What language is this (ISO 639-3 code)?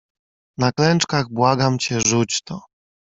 pol